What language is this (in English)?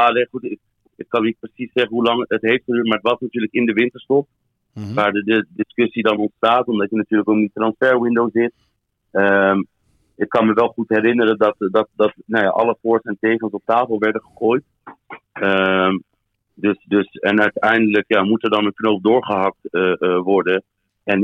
Dutch